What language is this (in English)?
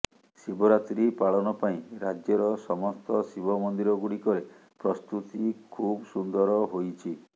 Odia